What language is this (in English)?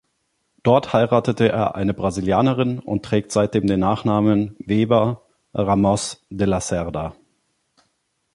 German